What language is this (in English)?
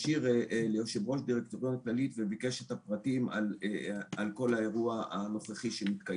Hebrew